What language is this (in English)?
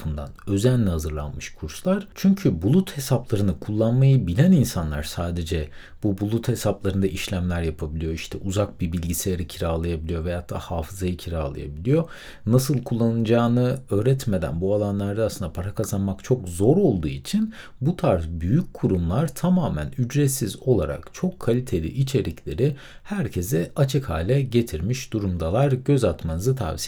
Turkish